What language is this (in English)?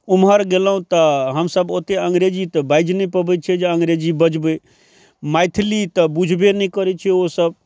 Maithili